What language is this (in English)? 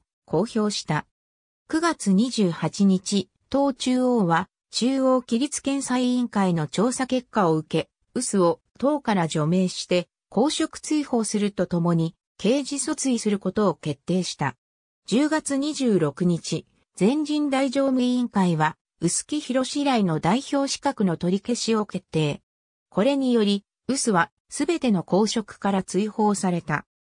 Japanese